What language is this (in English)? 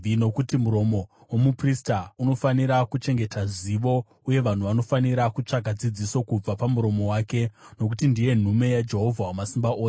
Shona